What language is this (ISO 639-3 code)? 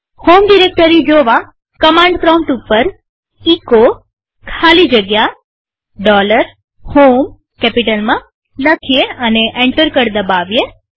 guj